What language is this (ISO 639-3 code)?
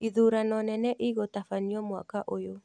kik